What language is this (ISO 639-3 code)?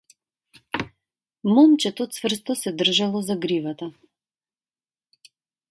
mkd